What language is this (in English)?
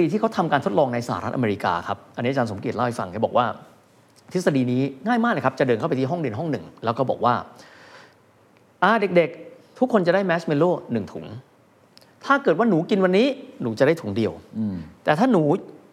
Thai